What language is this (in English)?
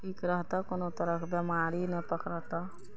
Maithili